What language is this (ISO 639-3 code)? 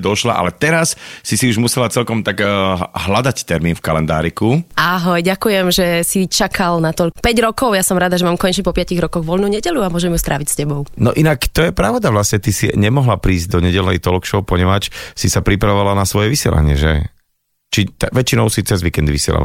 slk